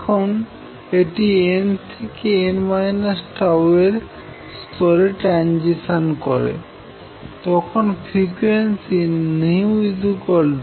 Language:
Bangla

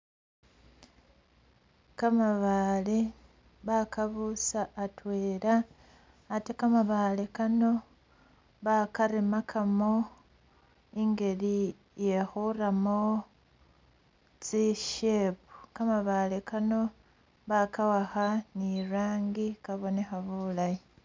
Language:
Masaaba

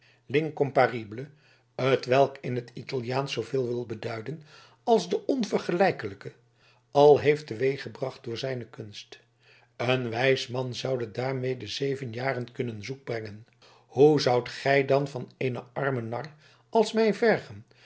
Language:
Dutch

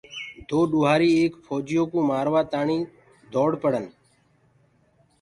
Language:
Gurgula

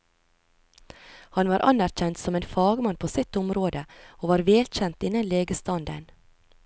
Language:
Norwegian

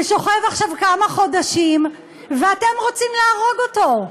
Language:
Hebrew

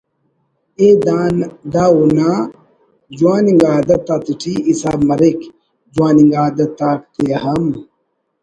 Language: Brahui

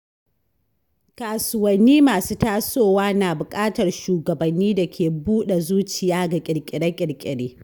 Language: Hausa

